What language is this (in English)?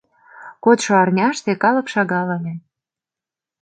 Mari